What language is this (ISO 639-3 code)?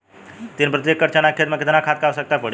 bho